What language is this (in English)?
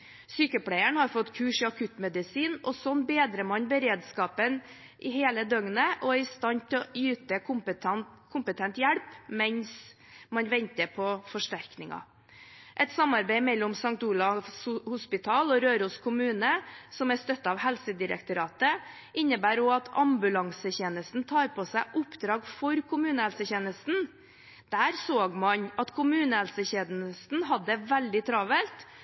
Norwegian Bokmål